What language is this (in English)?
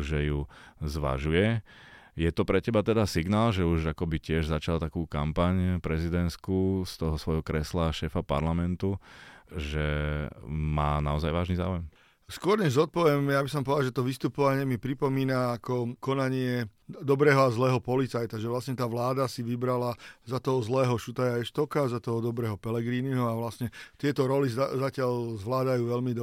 Slovak